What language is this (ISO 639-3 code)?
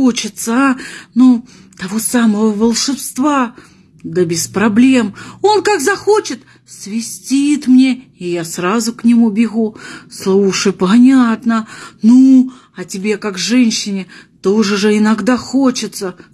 rus